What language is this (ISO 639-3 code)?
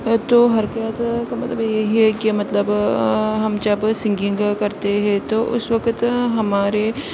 urd